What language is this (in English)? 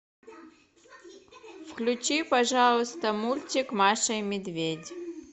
Russian